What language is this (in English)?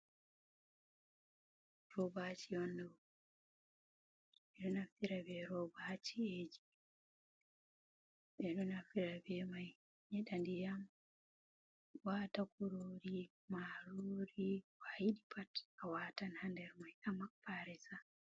Fula